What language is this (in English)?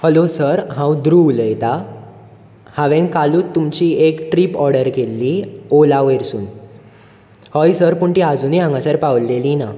Konkani